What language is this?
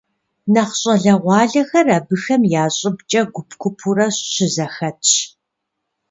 Kabardian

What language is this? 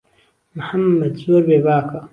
Central Kurdish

